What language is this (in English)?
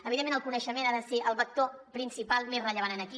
Catalan